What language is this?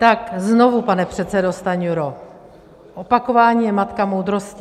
Czech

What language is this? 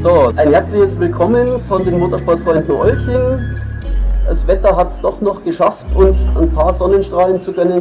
German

